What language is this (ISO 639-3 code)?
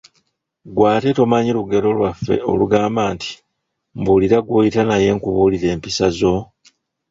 lug